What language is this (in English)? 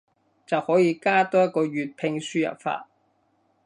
Cantonese